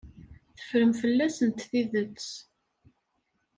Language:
Kabyle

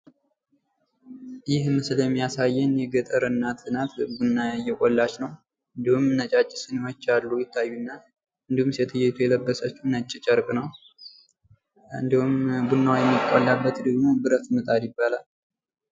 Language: Amharic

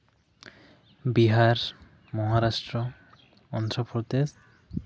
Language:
Santali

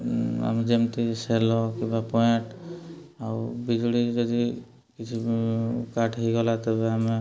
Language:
Odia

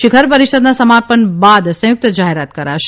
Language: Gujarati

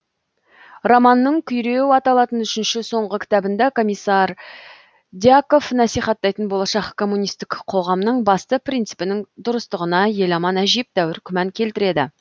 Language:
Kazakh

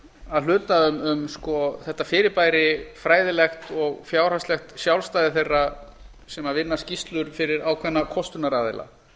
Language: Icelandic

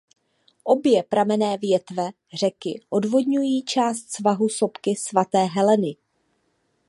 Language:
Czech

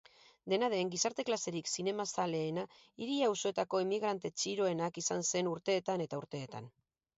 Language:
Basque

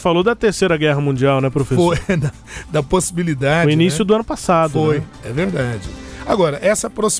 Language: Portuguese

